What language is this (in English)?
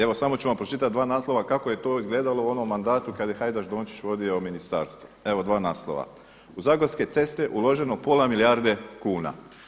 Croatian